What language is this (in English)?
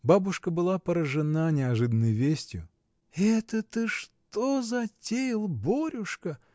Russian